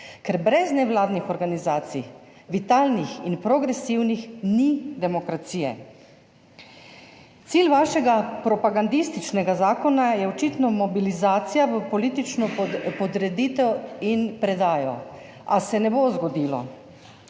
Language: Slovenian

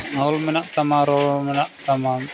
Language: Santali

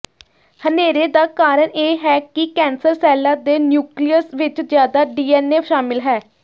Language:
Punjabi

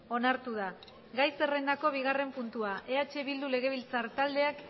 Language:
Basque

